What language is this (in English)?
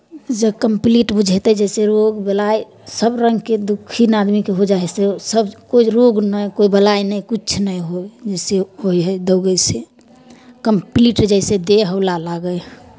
Maithili